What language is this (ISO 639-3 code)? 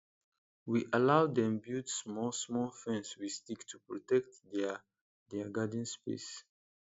pcm